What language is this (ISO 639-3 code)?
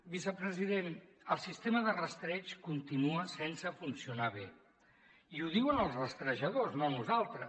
cat